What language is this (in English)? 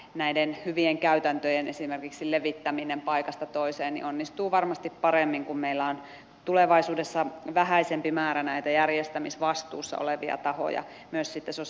Finnish